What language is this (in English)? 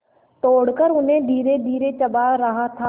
Hindi